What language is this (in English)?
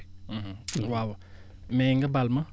Wolof